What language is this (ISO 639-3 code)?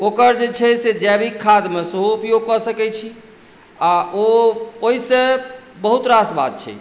mai